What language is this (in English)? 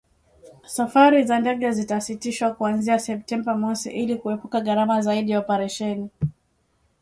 Swahili